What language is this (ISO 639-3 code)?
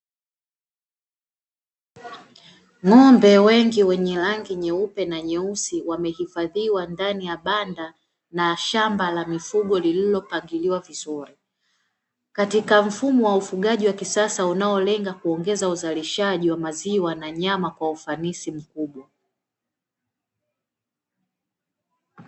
swa